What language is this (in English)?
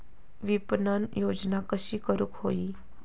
Marathi